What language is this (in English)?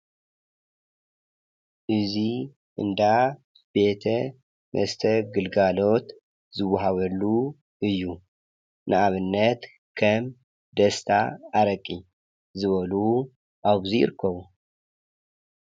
Tigrinya